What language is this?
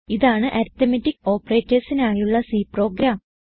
Malayalam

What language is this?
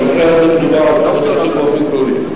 Hebrew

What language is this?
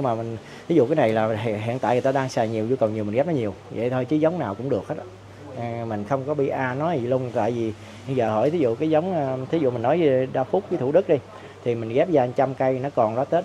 Vietnamese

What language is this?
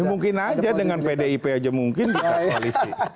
Indonesian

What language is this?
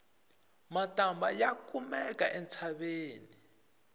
Tsonga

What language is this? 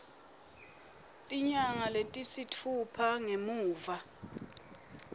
Swati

